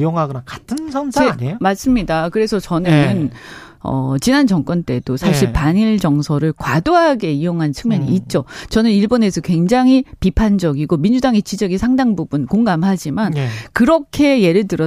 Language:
Korean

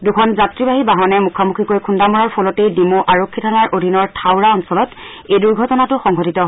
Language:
Assamese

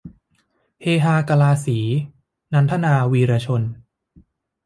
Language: Thai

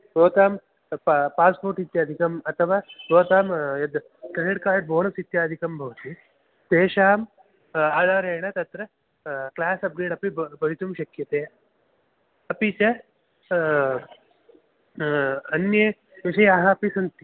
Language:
Sanskrit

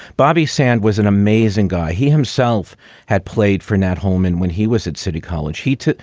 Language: English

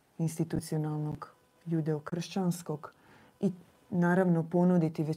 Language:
Croatian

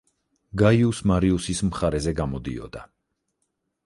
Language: Georgian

